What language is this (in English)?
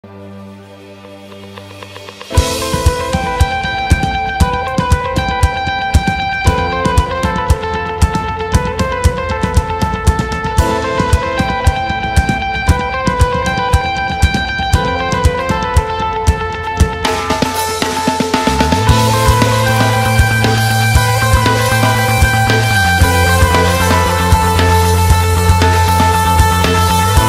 Romanian